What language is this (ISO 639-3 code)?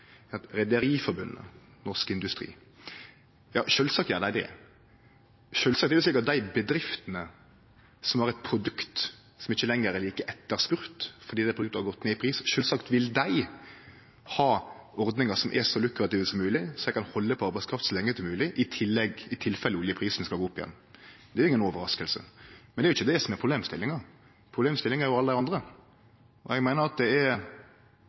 nno